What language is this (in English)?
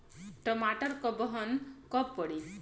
Bhojpuri